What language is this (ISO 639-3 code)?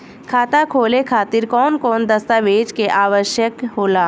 bho